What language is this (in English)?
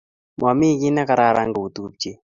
Kalenjin